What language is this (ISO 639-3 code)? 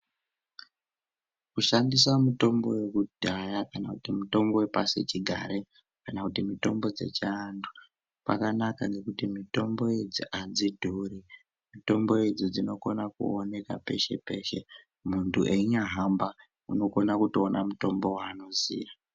ndc